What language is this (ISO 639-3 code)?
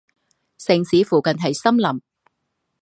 zho